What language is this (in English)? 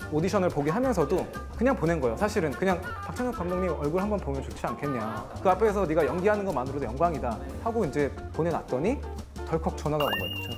Korean